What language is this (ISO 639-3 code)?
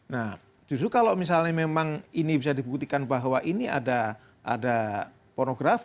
ind